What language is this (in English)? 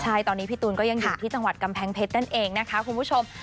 Thai